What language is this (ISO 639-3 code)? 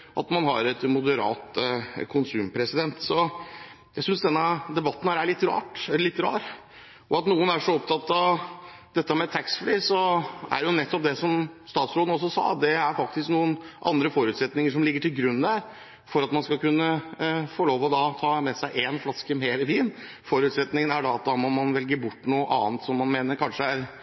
nob